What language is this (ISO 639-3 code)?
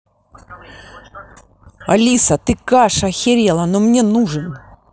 rus